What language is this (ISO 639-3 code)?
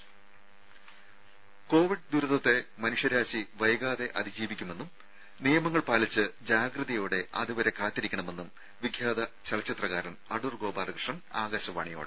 mal